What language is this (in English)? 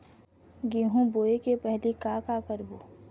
Chhattisgarhi